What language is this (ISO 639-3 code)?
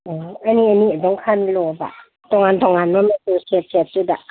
mni